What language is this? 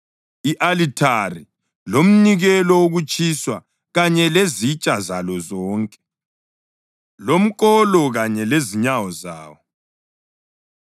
North Ndebele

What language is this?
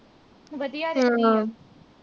Punjabi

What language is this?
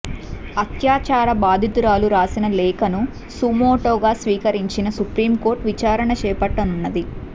Telugu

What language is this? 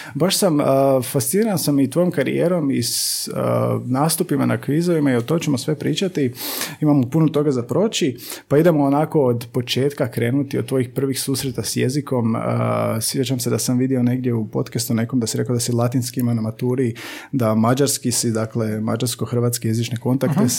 Croatian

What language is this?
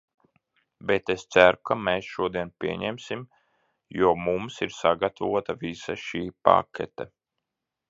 Latvian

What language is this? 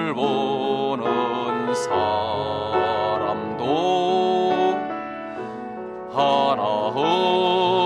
Korean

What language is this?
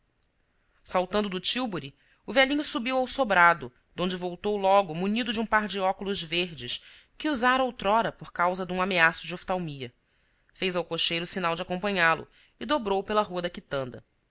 Portuguese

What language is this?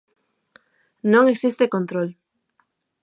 Galician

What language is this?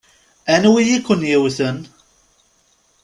Kabyle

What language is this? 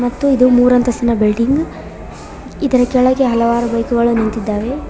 Kannada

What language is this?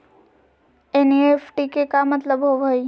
Magahi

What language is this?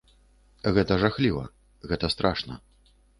Belarusian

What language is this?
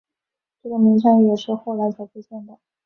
Chinese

